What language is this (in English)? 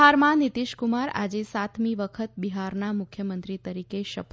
Gujarati